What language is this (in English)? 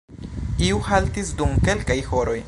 Esperanto